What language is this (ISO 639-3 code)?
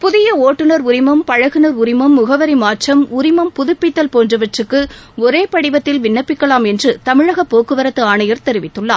tam